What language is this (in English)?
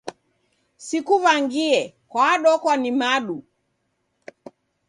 Taita